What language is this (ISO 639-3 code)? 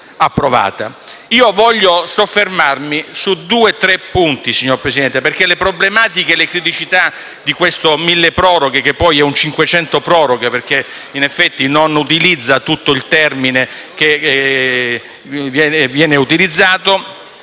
ita